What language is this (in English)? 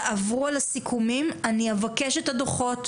Hebrew